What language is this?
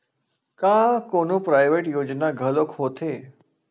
Chhattisgarhi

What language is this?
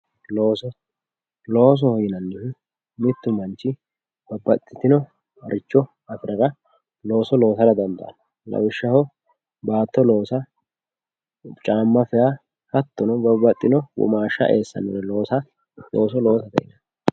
Sidamo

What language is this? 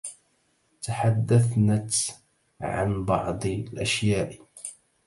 Arabic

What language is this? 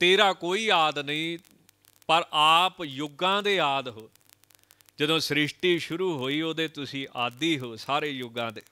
Hindi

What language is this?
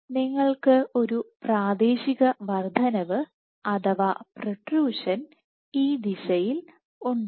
Malayalam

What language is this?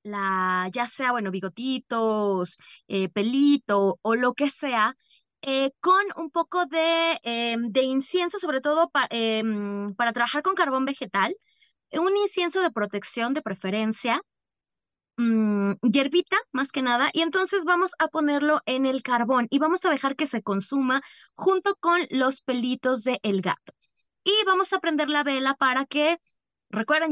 Spanish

